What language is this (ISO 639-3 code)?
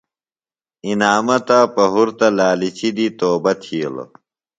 phl